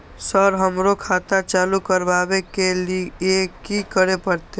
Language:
Maithili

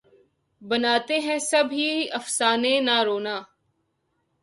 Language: Urdu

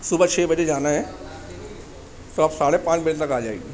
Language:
Urdu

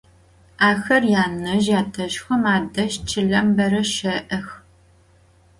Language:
Adyghe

